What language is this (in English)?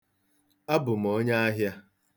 Igbo